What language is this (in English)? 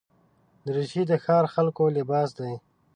Pashto